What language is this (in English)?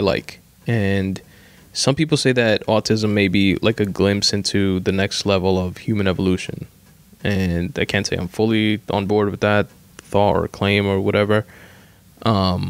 English